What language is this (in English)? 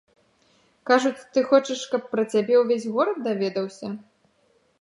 Belarusian